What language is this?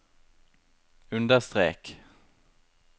Norwegian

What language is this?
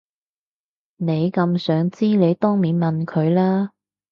Cantonese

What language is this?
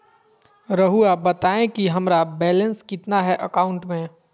Magahi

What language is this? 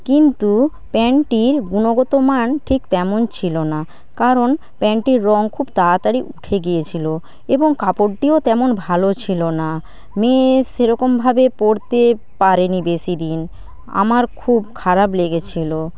Bangla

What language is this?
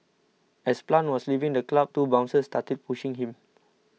English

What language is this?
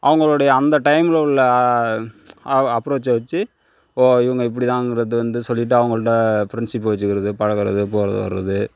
Tamil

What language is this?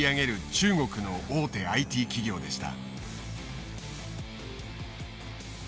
Japanese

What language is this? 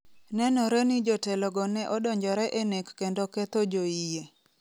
Luo (Kenya and Tanzania)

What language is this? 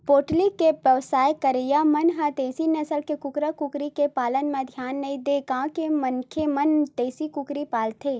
Chhattisgarhi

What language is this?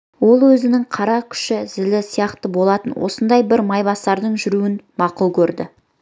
Kazakh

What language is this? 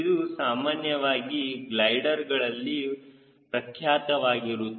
Kannada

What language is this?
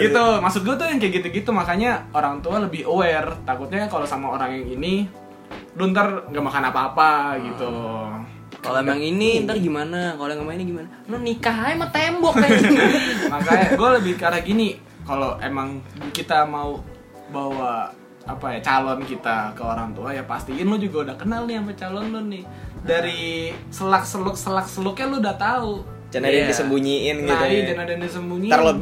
Indonesian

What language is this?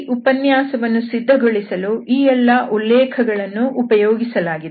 Kannada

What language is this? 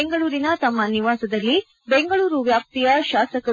Kannada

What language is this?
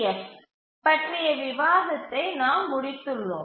Tamil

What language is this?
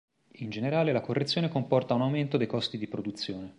Italian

